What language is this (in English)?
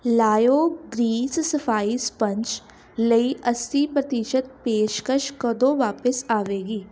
Punjabi